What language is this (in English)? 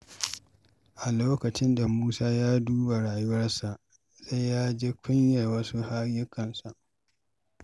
Hausa